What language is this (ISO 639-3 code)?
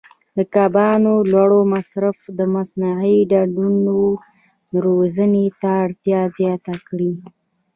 pus